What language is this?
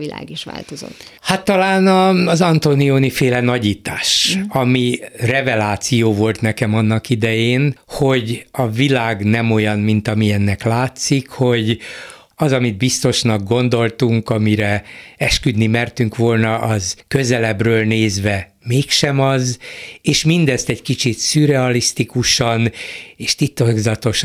Hungarian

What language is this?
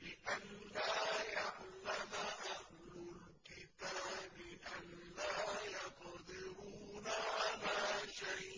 Arabic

